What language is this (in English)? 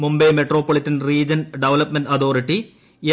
Malayalam